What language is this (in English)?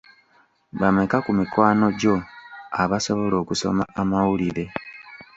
Ganda